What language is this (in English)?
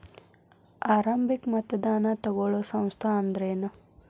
Kannada